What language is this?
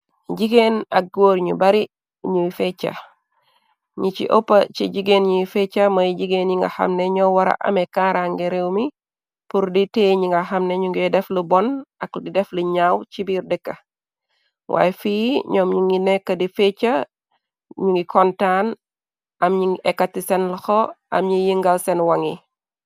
Wolof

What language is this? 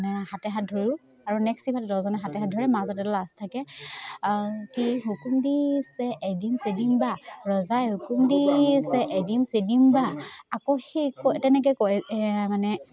Assamese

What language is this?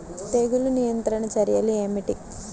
Telugu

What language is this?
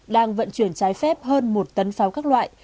Vietnamese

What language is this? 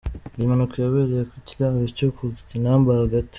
Kinyarwanda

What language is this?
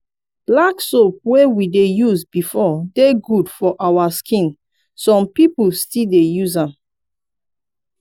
Nigerian Pidgin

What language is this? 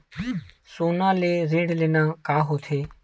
Chhattisgarhi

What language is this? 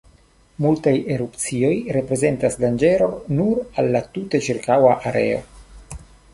Esperanto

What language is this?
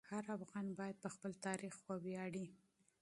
Pashto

